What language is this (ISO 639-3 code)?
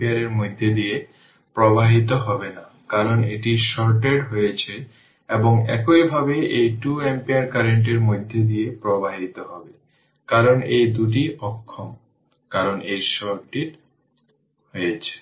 ben